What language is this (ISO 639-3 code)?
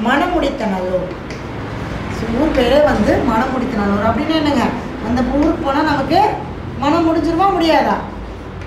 tam